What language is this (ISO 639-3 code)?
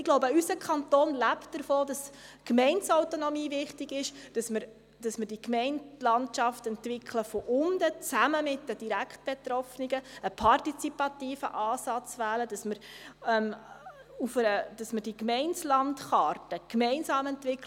gsw